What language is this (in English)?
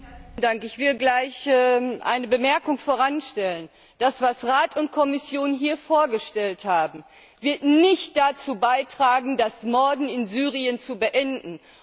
German